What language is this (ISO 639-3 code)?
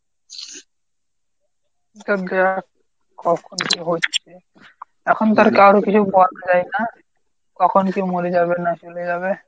ben